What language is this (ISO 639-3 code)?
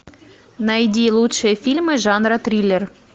rus